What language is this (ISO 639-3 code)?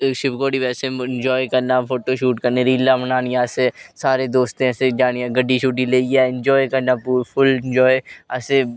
doi